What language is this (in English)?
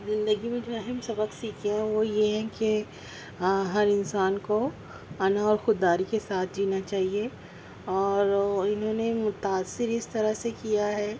Urdu